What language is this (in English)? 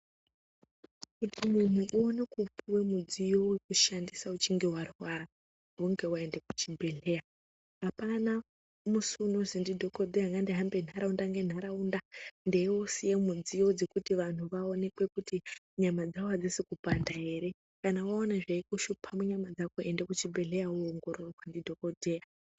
Ndau